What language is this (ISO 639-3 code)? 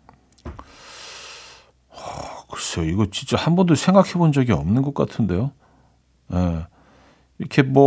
kor